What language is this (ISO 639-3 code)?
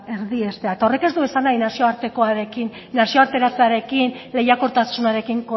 eus